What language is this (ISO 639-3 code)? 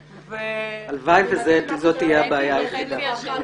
heb